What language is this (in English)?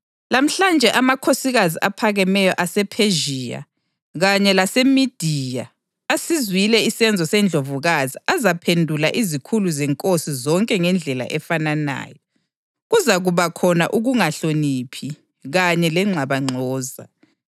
North Ndebele